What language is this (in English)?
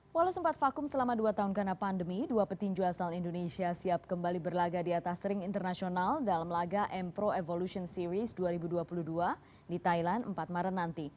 Indonesian